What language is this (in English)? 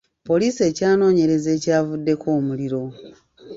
Ganda